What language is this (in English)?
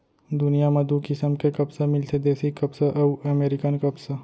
Chhattisgarhi